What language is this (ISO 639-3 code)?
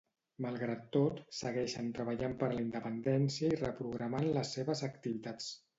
cat